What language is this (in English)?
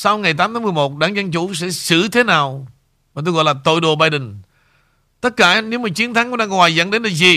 Vietnamese